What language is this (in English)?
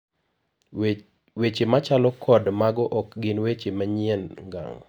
Luo (Kenya and Tanzania)